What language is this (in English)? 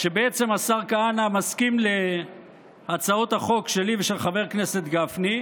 Hebrew